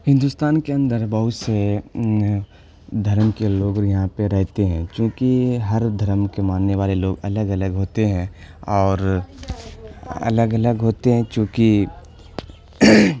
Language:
Urdu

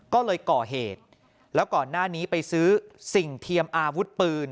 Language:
Thai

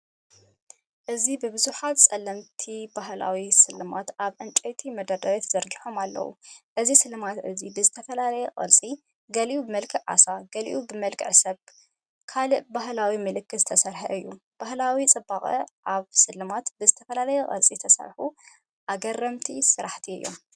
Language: Tigrinya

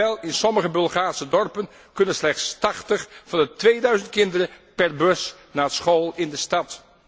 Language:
Dutch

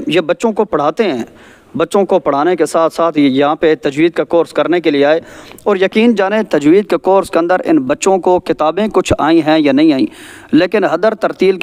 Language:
Arabic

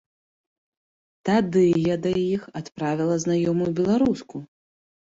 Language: Belarusian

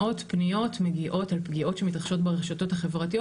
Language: Hebrew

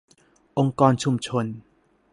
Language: Thai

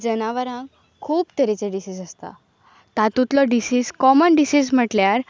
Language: Konkani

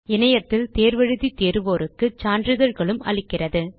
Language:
Tamil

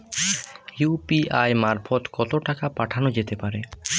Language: Bangla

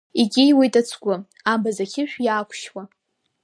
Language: Abkhazian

